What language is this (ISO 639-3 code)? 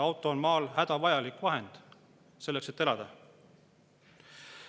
est